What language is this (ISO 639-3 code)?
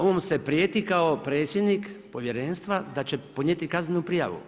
hrv